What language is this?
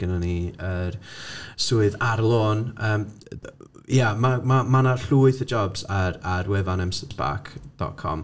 Welsh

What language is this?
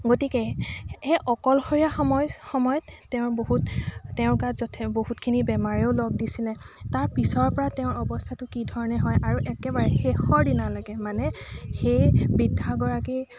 Assamese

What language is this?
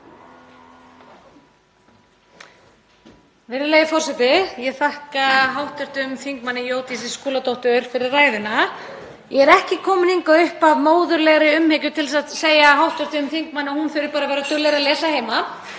Icelandic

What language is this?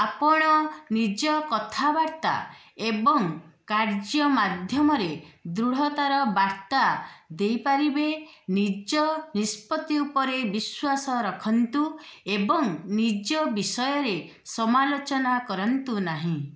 Odia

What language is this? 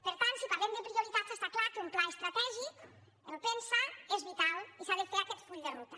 Catalan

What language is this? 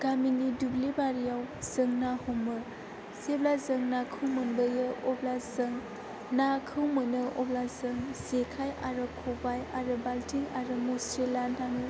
Bodo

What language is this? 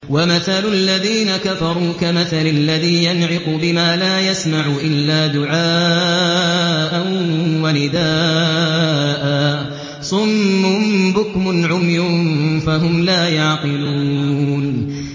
Arabic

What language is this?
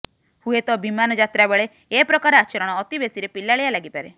Odia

